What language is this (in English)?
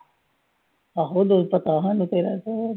Punjabi